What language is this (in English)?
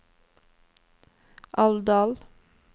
Norwegian